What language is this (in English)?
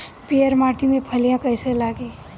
Bhojpuri